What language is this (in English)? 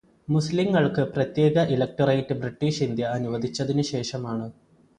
Malayalam